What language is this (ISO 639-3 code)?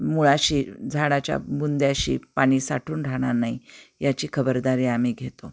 mar